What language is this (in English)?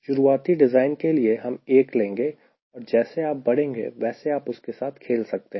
Hindi